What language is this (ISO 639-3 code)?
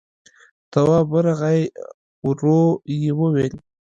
pus